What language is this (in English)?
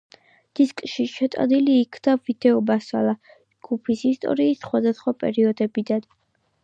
Georgian